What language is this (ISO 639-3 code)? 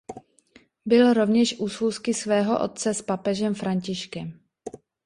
ces